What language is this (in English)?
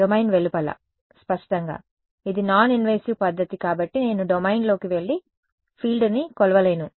Telugu